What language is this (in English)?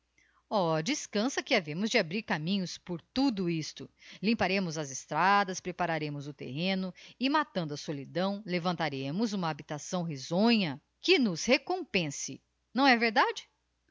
Portuguese